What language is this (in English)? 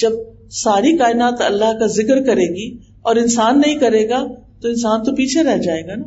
Urdu